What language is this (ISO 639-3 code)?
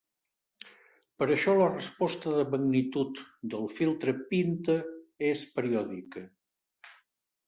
cat